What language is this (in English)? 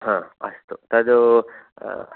Sanskrit